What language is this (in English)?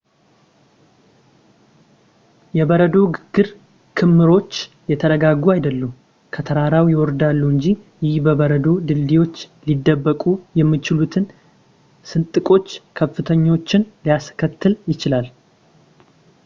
Amharic